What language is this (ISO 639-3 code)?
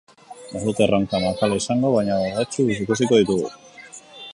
eus